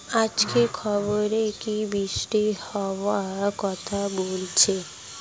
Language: Bangla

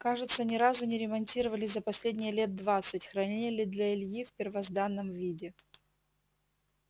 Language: Russian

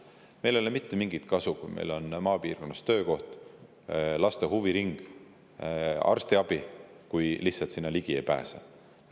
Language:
Estonian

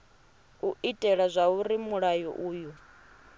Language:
Venda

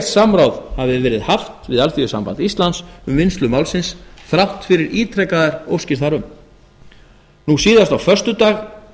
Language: Icelandic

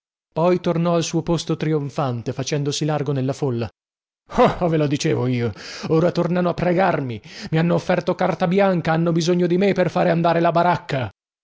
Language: Italian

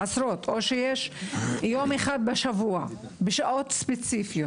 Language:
Hebrew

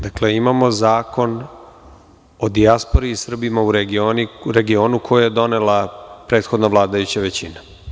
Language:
Serbian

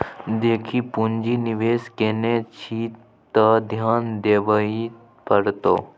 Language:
Maithili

